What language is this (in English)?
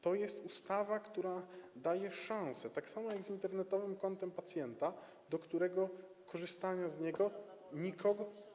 Polish